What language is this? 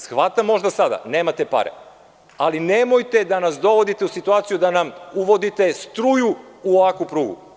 Serbian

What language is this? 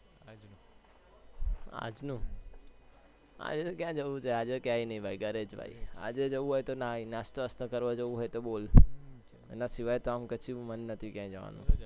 Gujarati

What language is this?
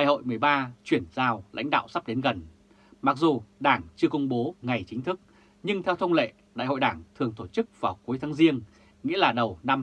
Vietnamese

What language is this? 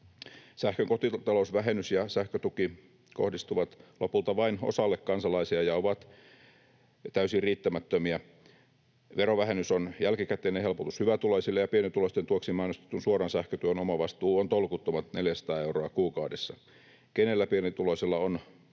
Finnish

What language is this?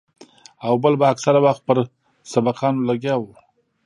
Pashto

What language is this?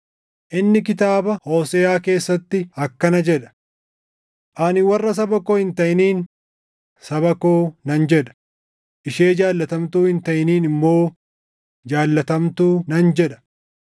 Oromo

